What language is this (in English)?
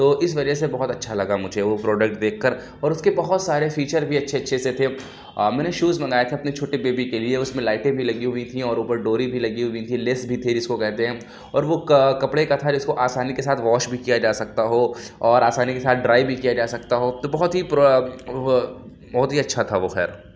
Urdu